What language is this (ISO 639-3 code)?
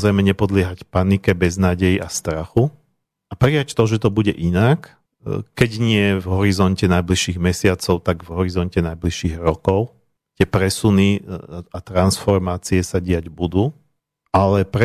slk